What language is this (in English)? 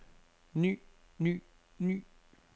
Danish